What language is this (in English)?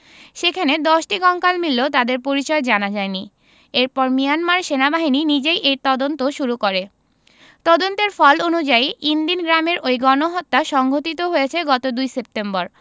Bangla